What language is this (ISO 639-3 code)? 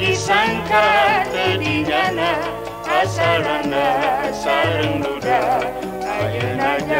msa